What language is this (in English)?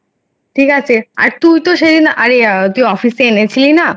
Bangla